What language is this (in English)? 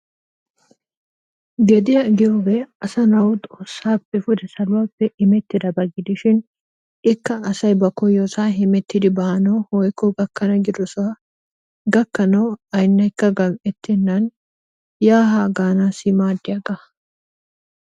Wolaytta